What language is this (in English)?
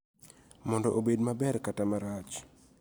Luo (Kenya and Tanzania)